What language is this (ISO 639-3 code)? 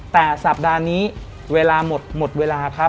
tha